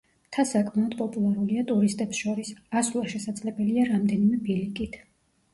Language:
Georgian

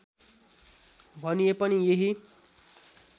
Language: Nepali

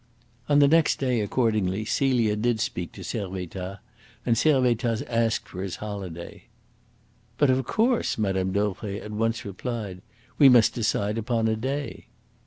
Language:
English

